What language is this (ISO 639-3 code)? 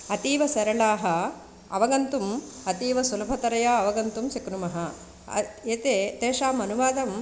san